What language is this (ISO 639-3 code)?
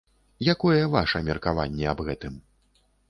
bel